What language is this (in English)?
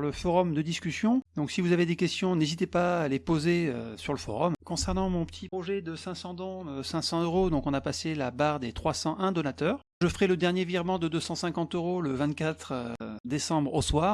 French